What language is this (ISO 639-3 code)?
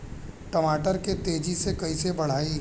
bho